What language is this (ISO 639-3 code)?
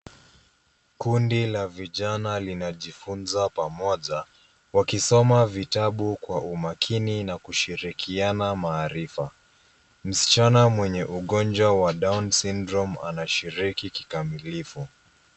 swa